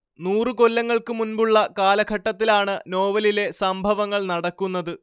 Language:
Malayalam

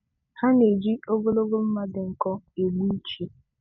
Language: Igbo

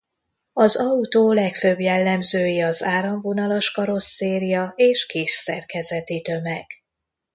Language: Hungarian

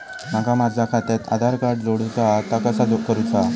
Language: Marathi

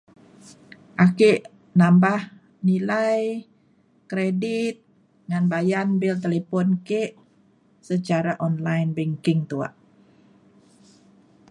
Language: Mainstream Kenyah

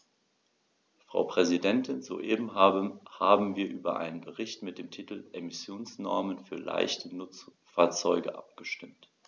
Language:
German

